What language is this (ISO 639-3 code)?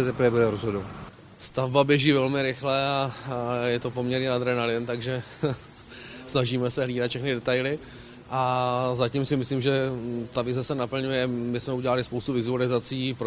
ces